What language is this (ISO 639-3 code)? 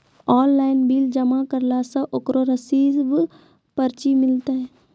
mai